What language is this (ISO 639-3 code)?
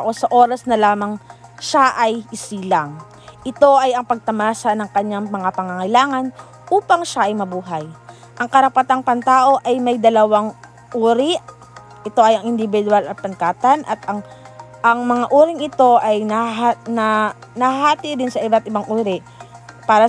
fil